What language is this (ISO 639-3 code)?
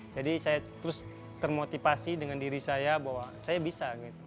ind